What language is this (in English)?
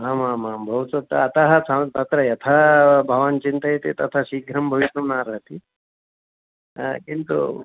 Sanskrit